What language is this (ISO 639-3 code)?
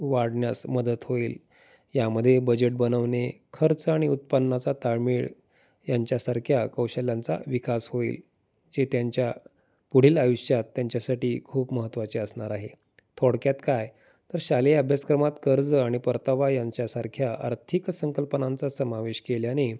mar